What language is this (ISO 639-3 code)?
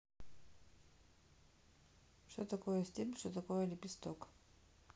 rus